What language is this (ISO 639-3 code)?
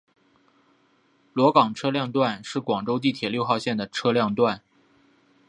zho